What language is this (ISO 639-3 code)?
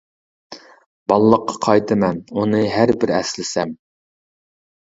uig